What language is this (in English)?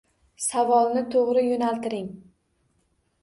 Uzbek